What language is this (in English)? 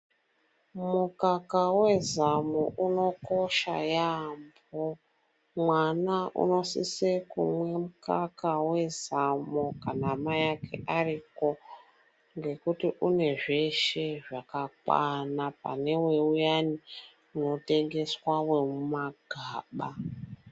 Ndau